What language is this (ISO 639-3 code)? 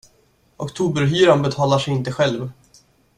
swe